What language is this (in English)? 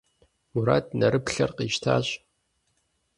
Kabardian